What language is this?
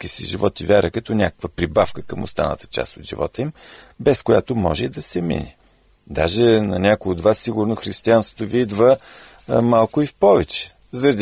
Bulgarian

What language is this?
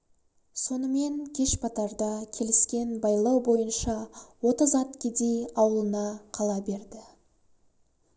Kazakh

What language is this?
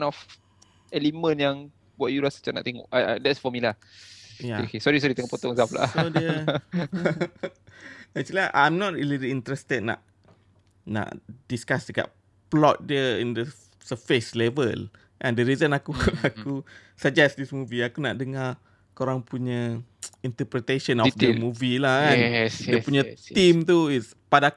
Malay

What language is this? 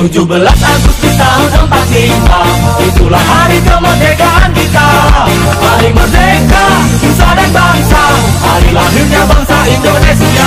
Indonesian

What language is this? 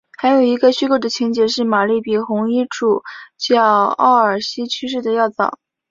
Chinese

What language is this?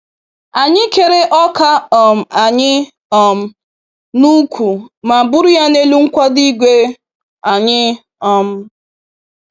Igbo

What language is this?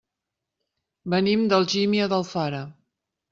Catalan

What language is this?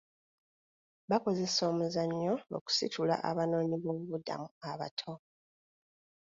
Ganda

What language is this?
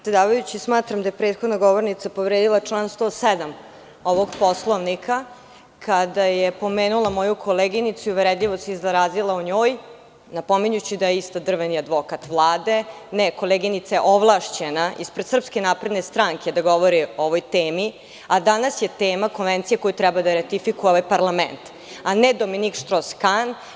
Serbian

